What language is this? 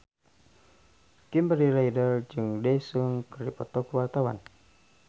Sundanese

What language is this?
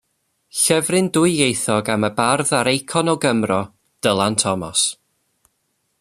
Welsh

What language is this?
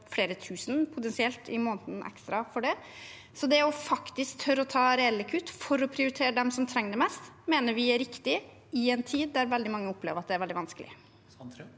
Norwegian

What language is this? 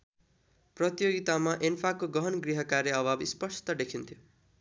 Nepali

